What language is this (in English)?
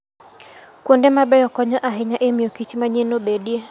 Luo (Kenya and Tanzania)